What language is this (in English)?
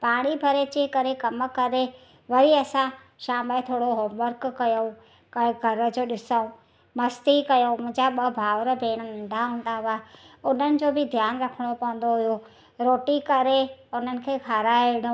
Sindhi